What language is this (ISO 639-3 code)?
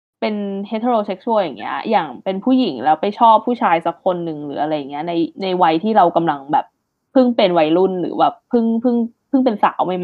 tha